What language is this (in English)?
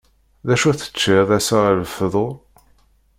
Kabyle